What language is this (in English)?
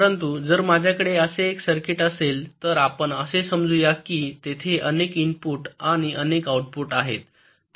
Marathi